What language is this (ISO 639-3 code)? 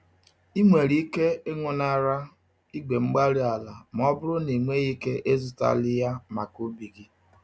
ibo